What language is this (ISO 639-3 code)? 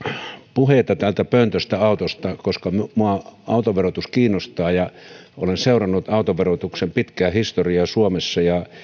fin